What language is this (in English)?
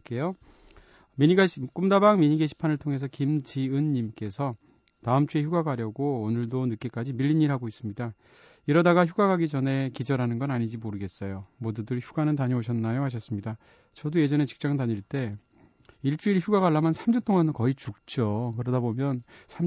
Korean